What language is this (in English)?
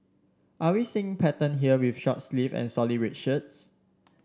English